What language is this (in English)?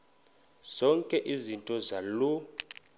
Xhosa